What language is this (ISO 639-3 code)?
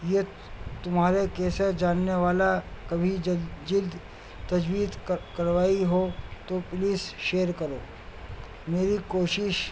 urd